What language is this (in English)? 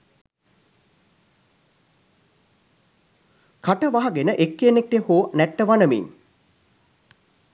Sinhala